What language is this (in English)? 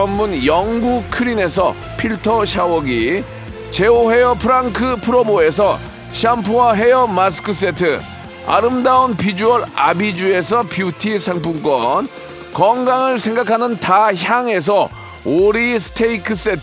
Korean